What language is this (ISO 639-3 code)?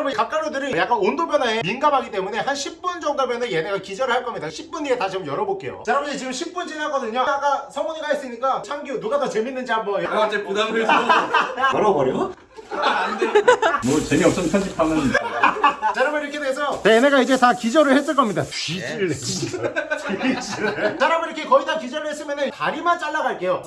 kor